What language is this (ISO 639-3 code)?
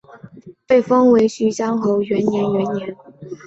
zho